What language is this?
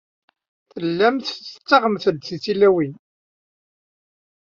Kabyle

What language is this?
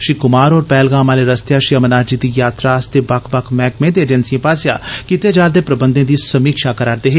Dogri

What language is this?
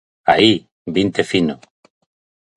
Galician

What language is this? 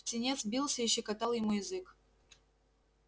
Russian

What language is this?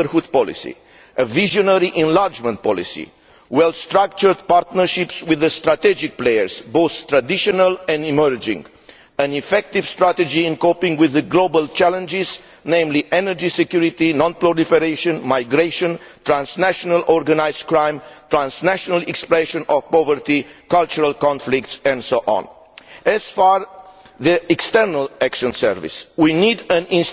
English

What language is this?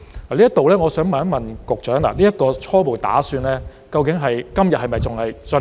Cantonese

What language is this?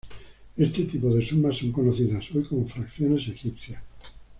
Spanish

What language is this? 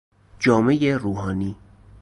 Persian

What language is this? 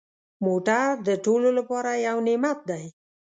Pashto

